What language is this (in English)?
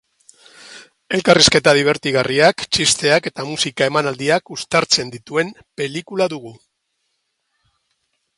Basque